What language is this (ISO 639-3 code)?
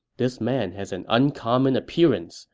eng